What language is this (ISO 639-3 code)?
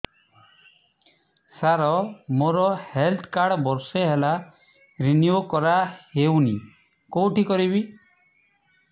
ori